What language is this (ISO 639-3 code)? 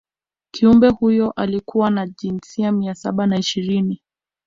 swa